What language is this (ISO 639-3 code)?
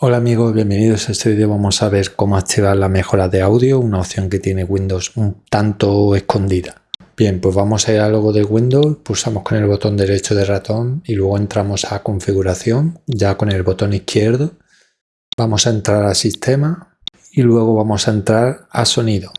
spa